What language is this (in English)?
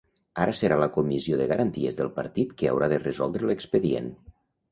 Catalan